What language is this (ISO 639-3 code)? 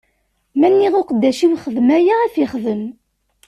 kab